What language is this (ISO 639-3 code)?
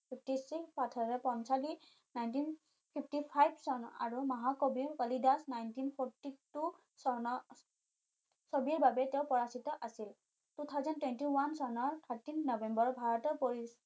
asm